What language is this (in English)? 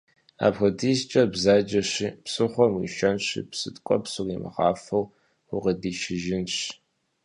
Kabardian